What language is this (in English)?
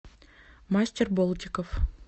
Russian